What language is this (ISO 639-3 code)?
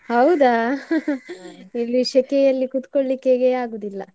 kan